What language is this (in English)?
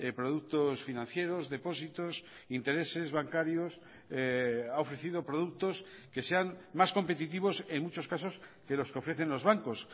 Spanish